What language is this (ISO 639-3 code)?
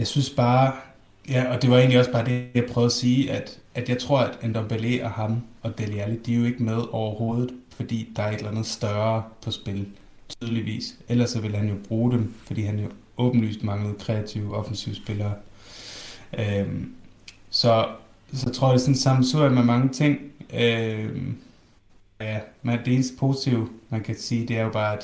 dan